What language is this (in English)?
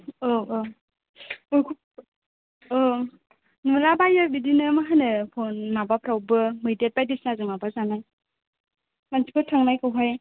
Bodo